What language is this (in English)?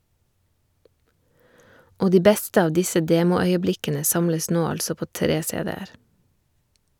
Norwegian